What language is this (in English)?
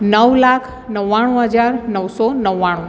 Gujarati